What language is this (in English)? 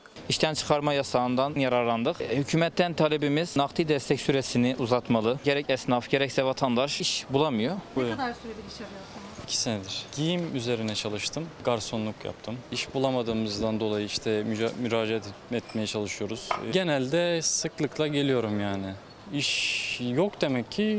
Turkish